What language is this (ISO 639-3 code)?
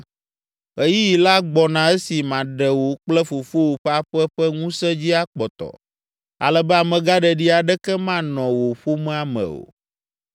ewe